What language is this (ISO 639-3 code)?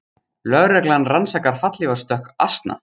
isl